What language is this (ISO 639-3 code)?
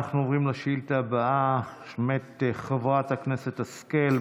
heb